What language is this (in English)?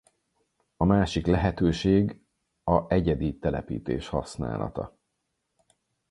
Hungarian